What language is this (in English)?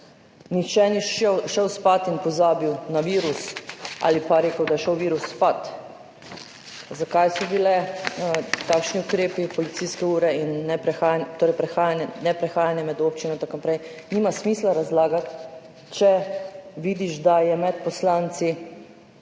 Slovenian